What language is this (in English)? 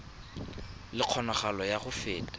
Tswana